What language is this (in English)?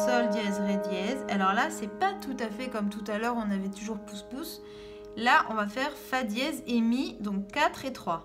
French